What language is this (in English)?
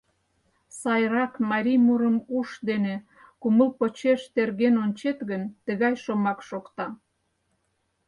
Mari